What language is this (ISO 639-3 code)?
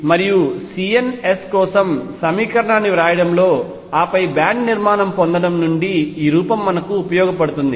tel